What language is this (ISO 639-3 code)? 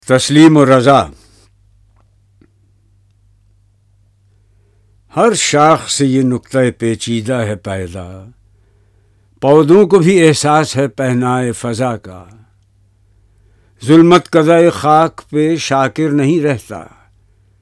urd